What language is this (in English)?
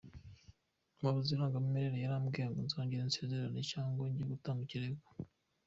Kinyarwanda